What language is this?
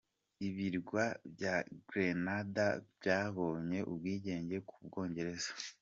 Kinyarwanda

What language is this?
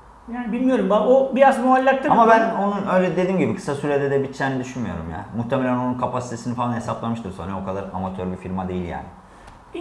Turkish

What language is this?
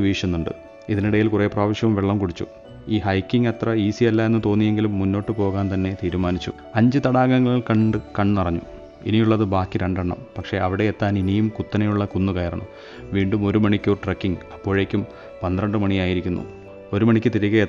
Malayalam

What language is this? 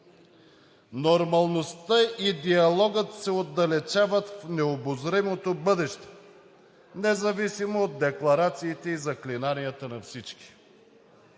Bulgarian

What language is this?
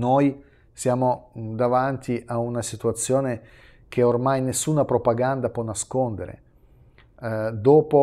Italian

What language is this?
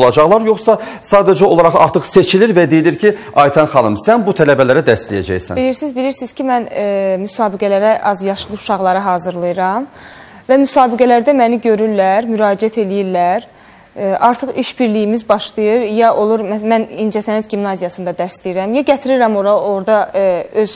Turkish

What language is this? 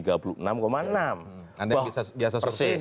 Indonesian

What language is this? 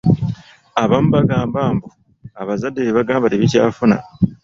Ganda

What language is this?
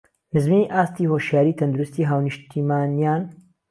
Central Kurdish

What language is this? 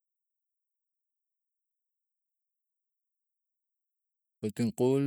Tigak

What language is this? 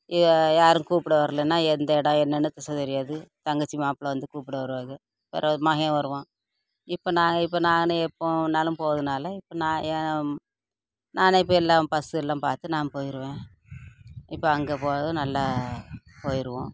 Tamil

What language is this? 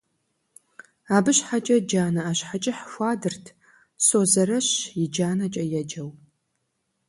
Kabardian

